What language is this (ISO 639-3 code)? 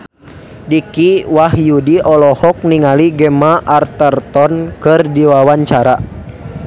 sun